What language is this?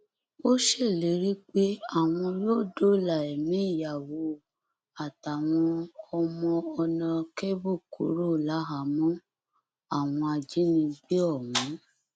Yoruba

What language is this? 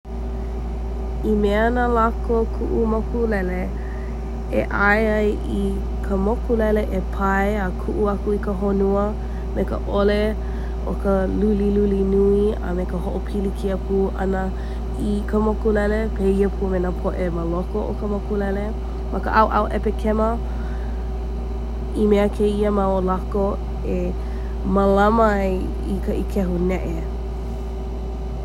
Hawaiian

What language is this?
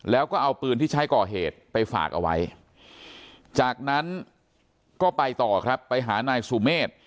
Thai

